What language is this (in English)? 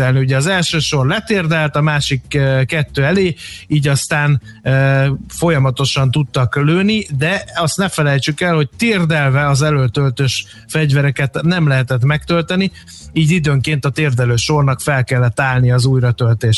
Hungarian